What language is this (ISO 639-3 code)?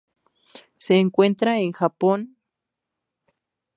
spa